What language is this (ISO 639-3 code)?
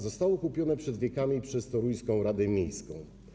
pol